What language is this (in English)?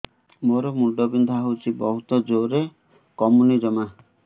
Odia